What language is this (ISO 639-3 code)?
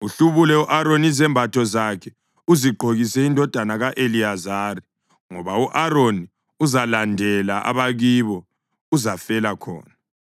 nde